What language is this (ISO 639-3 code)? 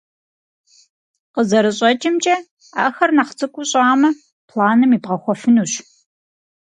kbd